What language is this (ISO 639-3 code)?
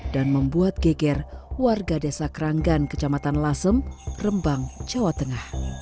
ind